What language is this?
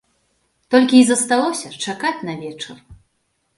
Belarusian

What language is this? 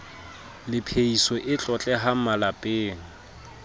Southern Sotho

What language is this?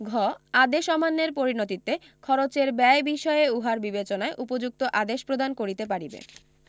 Bangla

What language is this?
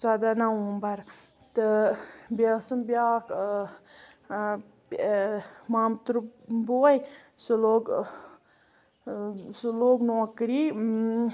Kashmiri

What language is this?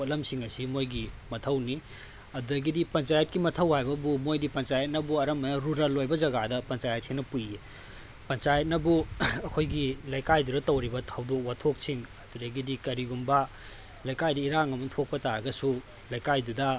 Manipuri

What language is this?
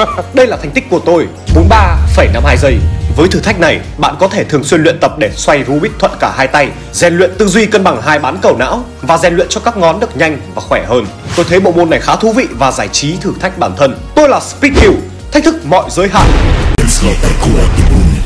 Vietnamese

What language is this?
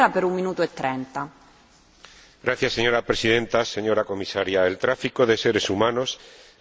Spanish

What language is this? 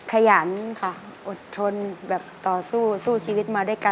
Thai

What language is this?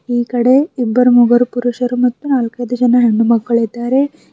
Kannada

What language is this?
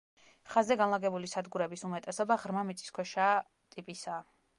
Georgian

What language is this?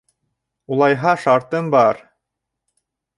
Bashkir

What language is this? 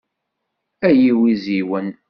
Kabyle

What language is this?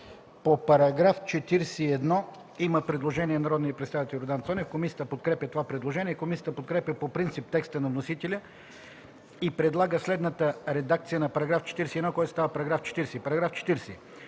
Bulgarian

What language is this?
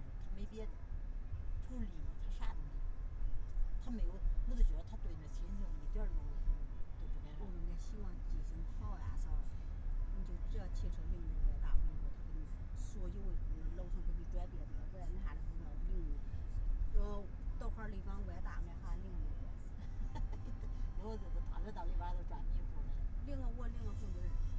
Chinese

